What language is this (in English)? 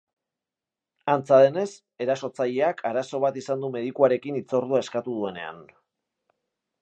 Basque